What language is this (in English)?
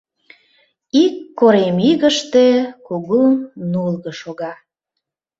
Mari